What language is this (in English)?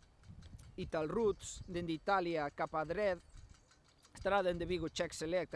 Spanish